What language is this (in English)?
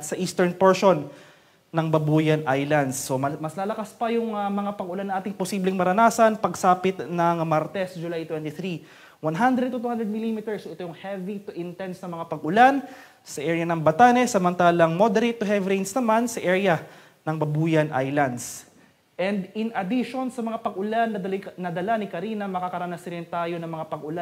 Filipino